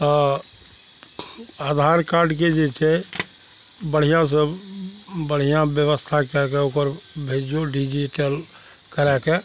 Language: Maithili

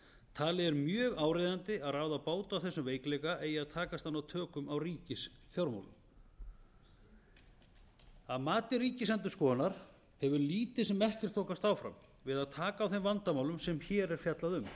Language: Icelandic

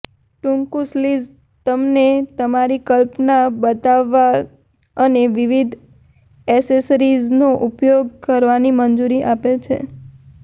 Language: Gujarati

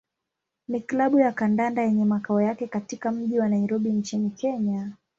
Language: Swahili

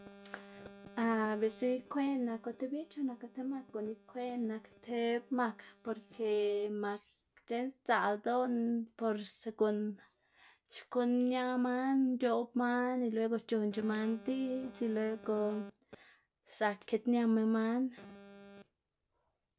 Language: Xanaguía Zapotec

